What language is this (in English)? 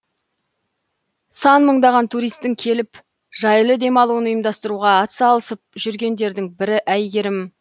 Kazakh